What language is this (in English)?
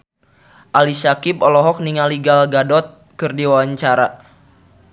Sundanese